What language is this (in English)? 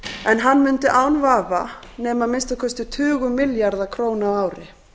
Icelandic